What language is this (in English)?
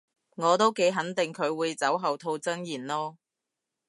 Cantonese